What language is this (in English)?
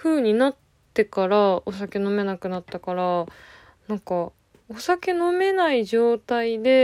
Japanese